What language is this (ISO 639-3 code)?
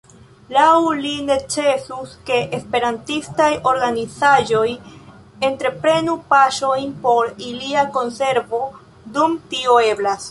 epo